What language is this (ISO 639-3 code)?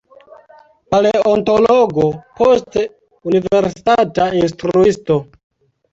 epo